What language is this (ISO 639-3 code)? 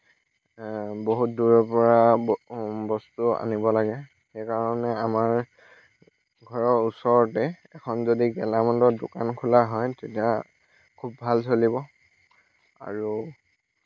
asm